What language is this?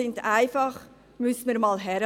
Swiss German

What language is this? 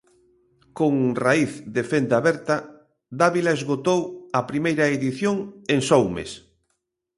Galician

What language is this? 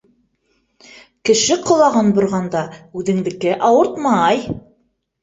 Bashkir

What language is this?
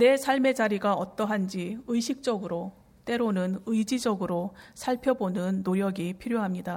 Korean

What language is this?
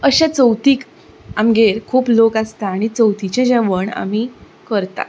Konkani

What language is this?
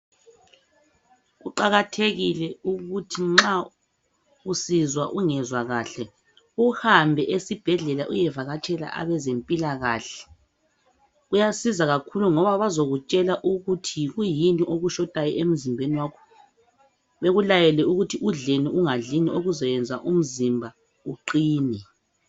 North Ndebele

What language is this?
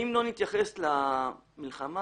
Hebrew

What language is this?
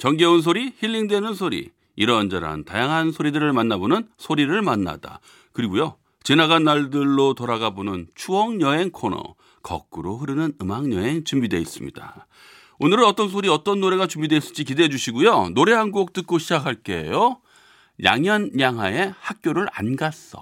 Korean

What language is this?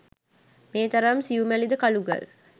Sinhala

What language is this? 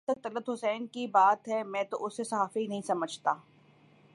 Urdu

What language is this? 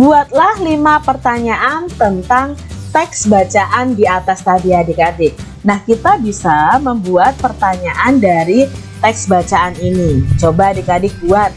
Indonesian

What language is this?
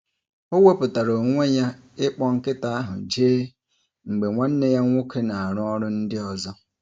Igbo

